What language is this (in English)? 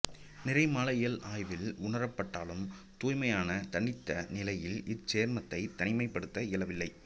Tamil